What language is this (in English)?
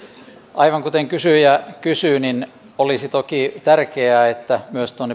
Finnish